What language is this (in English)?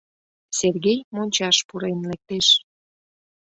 Mari